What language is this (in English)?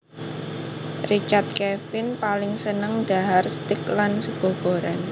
Javanese